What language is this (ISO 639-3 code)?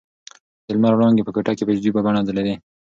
pus